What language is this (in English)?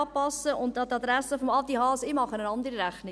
Swiss German